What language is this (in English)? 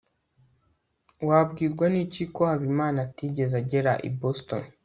Kinyarwanda